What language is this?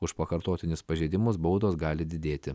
Lithuanian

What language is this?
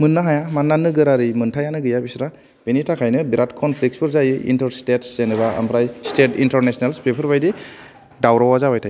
Bodo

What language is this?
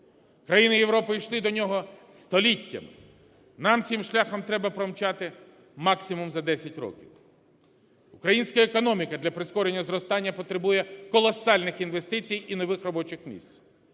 Ukrainian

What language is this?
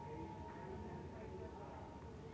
Maithili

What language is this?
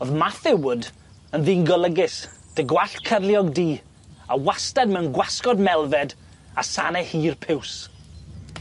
Welsh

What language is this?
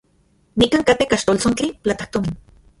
Central Puebla Nahuatl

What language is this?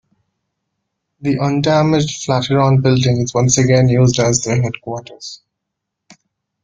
English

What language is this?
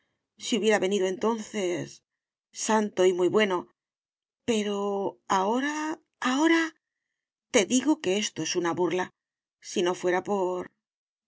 Spanish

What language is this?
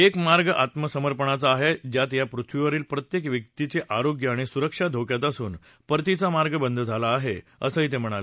Marathi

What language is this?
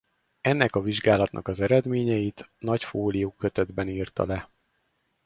Hungarian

